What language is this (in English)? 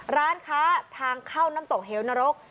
Thai